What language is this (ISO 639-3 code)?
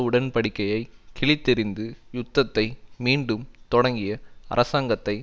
tam